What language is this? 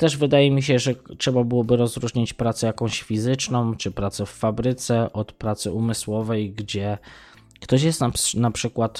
Polish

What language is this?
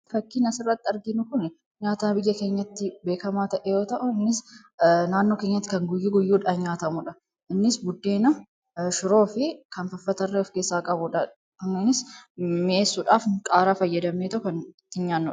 Oromo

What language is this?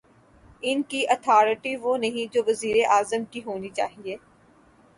Urdu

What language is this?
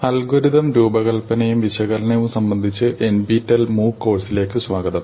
Malayalam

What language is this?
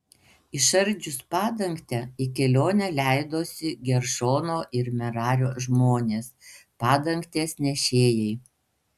Lithuanian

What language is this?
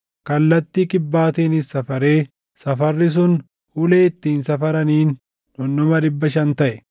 Oromo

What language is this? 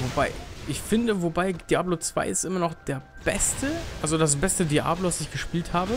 German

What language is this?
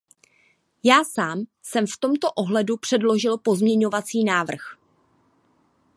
Czech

